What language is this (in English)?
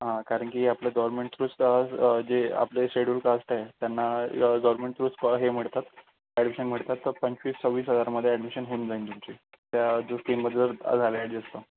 Marathi